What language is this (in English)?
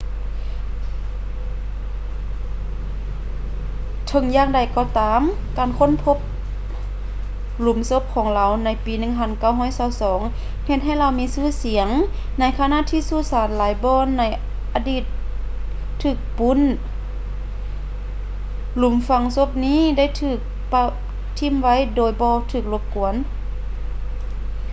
Lao